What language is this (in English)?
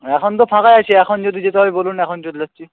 Bangla